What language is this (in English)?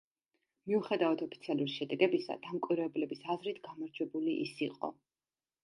Georgian